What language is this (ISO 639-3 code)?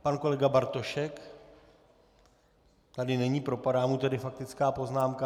ces